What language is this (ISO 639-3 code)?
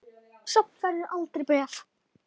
isl